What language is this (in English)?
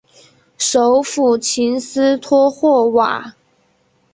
Chinese